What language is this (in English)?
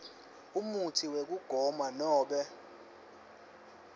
Swati